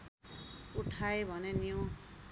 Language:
Nepali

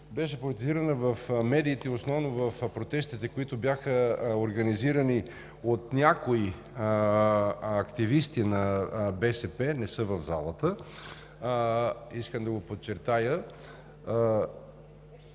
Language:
Bulgarian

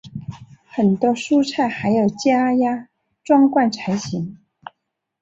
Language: Chinese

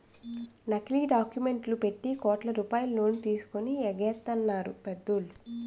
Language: Telugu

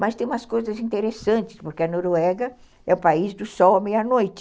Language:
Portuguese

